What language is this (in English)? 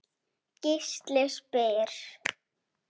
Icelandic